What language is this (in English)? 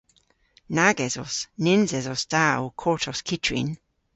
Cornish